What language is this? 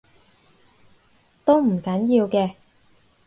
Cantonese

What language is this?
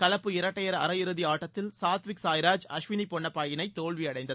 Tamil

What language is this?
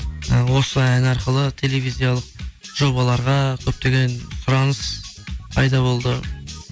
Kazakh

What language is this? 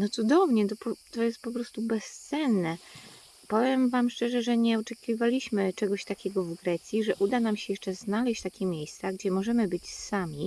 Polish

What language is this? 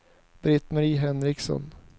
Swedish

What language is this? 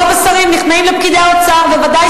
Hebrew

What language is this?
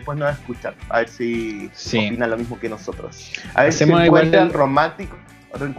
Spanish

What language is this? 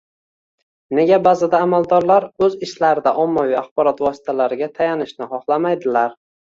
Uzbek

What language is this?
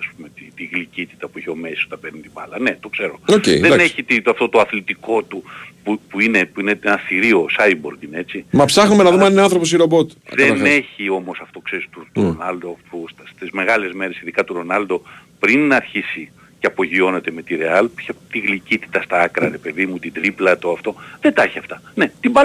Greek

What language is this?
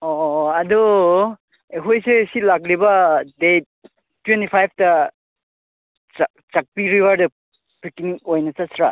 Manipuri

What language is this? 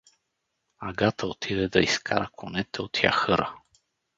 Bulgarian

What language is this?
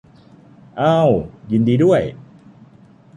Thai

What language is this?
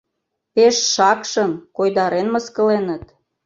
Mari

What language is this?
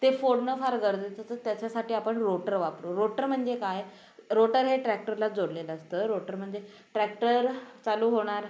Marathi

